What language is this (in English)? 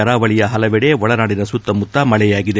Kannada